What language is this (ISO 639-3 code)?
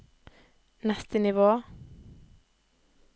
nor